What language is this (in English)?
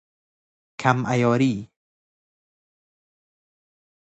Persian